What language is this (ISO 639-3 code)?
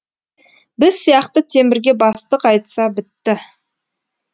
kaz